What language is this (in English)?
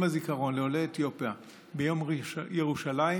Hebrew